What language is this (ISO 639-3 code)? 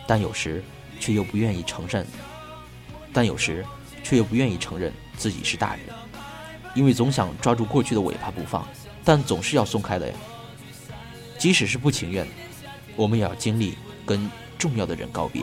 zho